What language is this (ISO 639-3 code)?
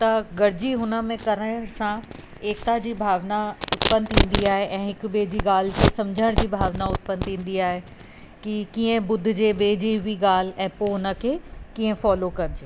snd